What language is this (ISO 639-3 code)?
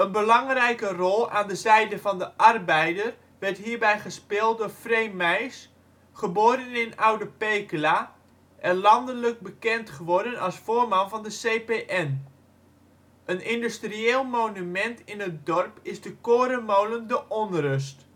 nld